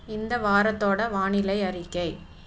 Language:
Tamil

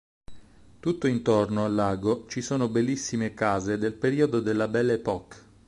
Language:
Italian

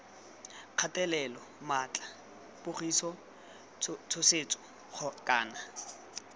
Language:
Tswana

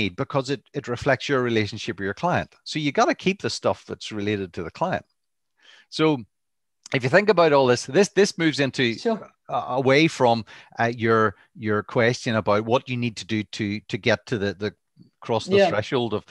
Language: English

